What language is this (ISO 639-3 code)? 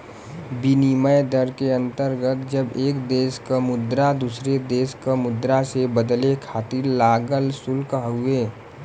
bho